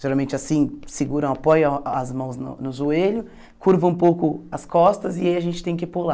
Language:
Portuguese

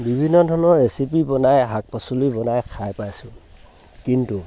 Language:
Assamese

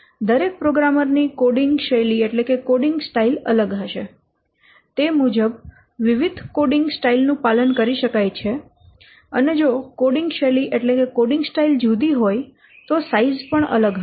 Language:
Gujarati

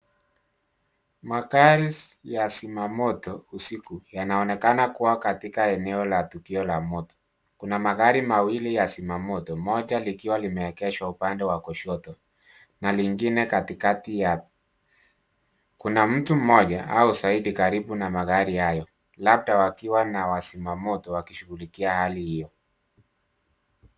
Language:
Swahili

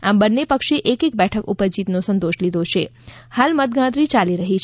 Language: Gujarati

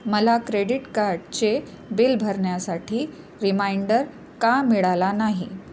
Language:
Marathi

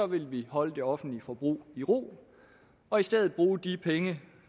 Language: Danish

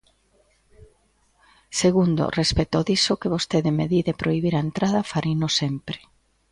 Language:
Galician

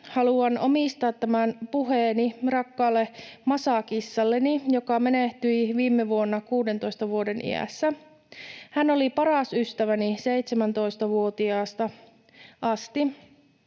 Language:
Finnish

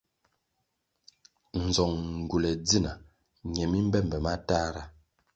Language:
Kwasio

